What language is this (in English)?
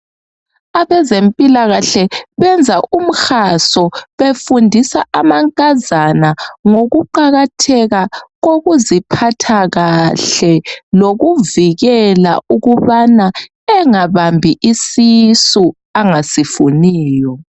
North Ndebele